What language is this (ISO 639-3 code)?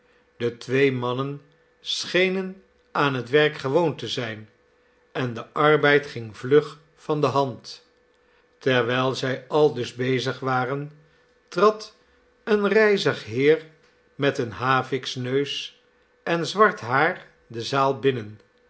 nld